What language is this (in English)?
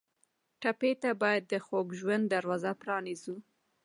Pashto